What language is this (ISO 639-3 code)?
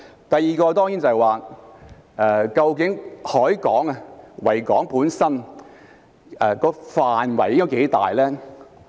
yue